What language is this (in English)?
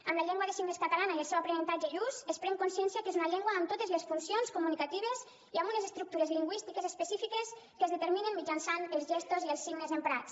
Catalan